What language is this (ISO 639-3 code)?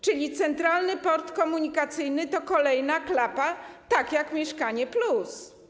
pol